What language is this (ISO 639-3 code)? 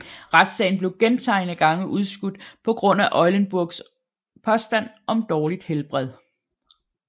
dan